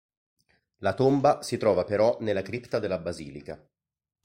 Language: Italian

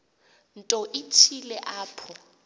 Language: Xhosa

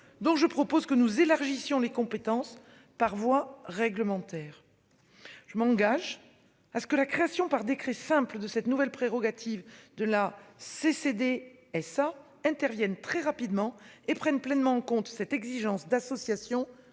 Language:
French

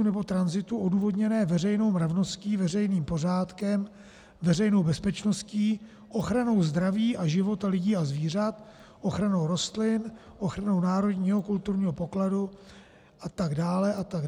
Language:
Czech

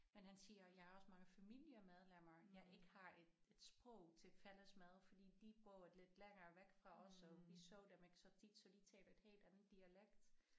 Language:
Danish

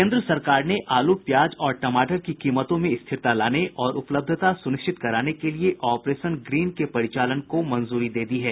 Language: Hindi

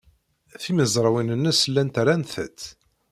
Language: Kabyle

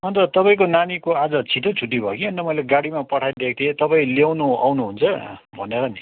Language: Nepali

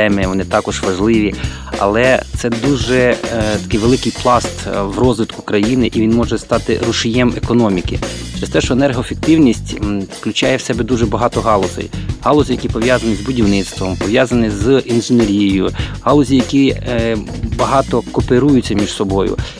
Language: Ukrainian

